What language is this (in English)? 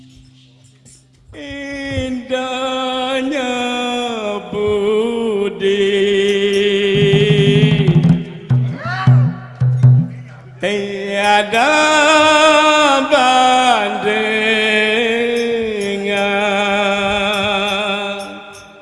Malay